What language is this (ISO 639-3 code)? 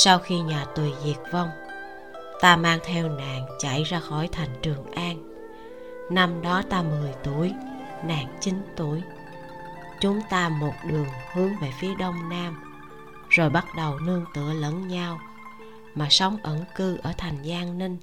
vie